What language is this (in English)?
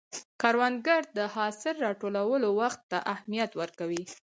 Pashto